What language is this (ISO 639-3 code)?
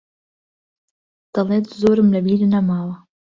ckb